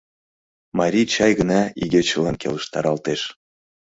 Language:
Mari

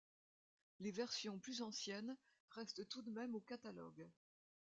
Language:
French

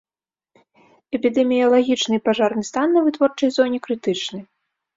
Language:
Belarusian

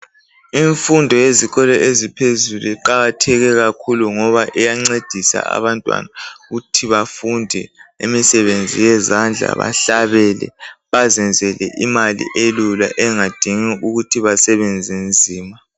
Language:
North Ndebele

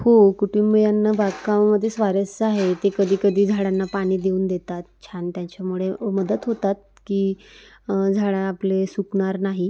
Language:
Marathi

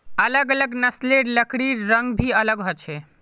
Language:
Magahi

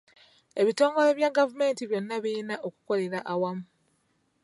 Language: Ganda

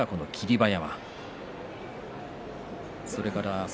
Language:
Japanese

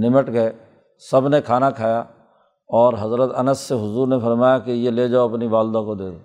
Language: Urdu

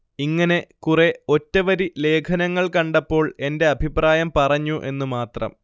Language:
Malayalam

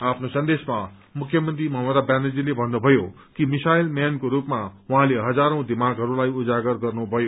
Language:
Nepali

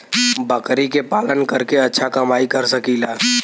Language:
Bhojpuri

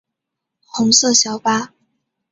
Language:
Chinese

